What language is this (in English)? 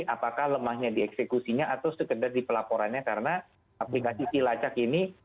Indonesian